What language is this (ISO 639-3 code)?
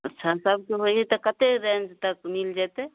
mai